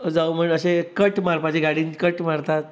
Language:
Konkani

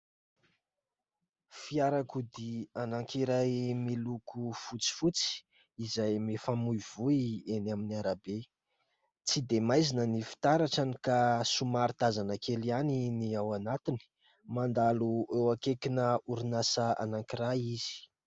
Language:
Malagasy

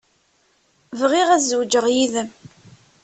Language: Kabyle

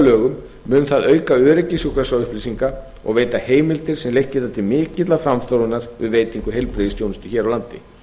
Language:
Icelandic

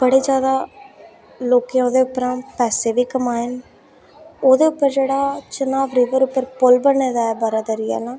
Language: Dogri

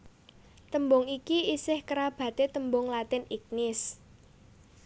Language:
Javanese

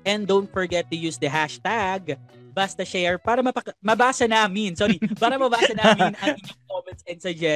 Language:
Filipino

